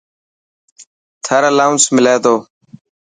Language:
Dhatki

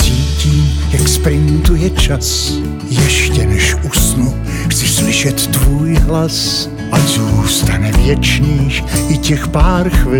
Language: Slovak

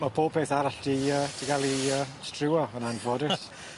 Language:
Welsh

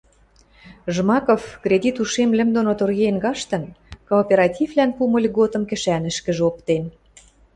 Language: Western Mari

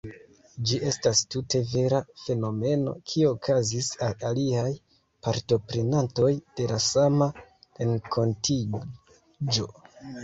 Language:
Esperanto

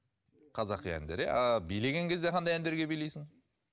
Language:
Kazakh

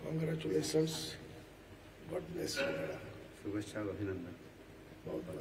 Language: Arabic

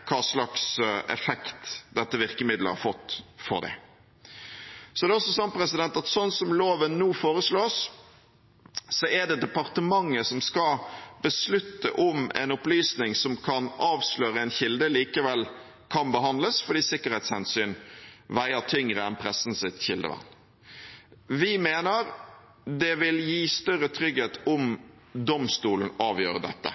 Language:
Norwegian Bokmål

